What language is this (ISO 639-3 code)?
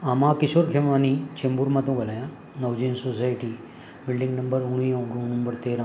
snd